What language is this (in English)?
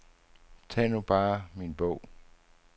Danish